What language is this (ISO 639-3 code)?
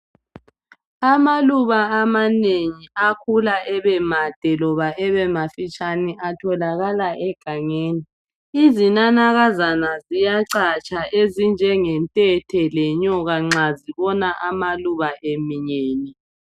nde